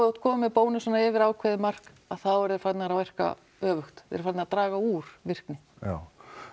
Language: Icelandic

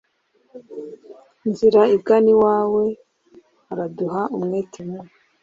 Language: Kinyarwanda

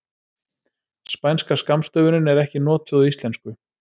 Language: Icelandic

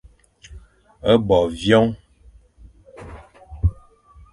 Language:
Fang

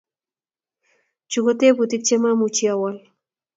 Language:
Kalenjin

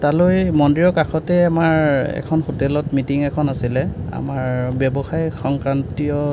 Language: Assamese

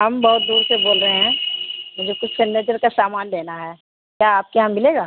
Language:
Urdu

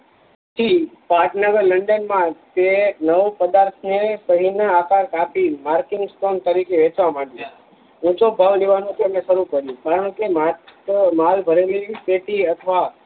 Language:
Gujarati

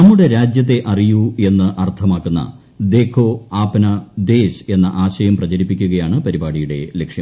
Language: Malayalam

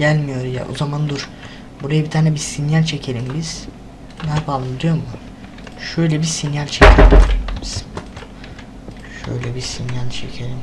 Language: Turkish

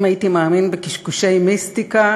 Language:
Hebrew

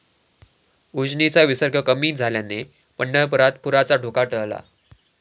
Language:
Marathi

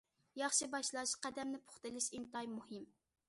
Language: Uyghur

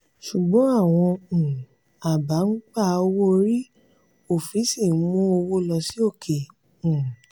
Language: Yoruba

